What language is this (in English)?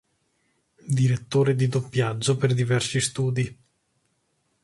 Italian